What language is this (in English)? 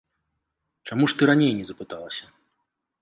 Belarusian